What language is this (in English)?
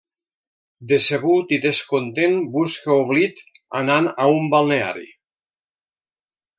Catalan